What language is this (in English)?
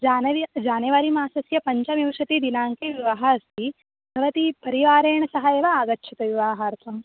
Sanskrit